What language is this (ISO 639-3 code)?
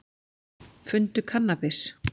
isl